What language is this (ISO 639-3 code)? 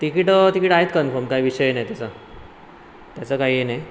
mar